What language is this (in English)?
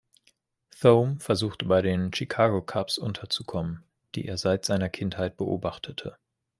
German